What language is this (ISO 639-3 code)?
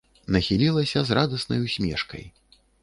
bel